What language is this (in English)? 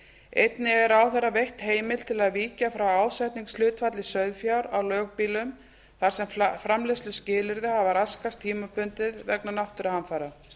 Icelandic